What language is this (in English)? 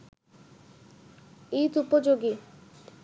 Bangla